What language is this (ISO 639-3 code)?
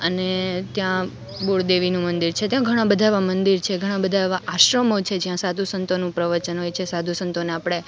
guj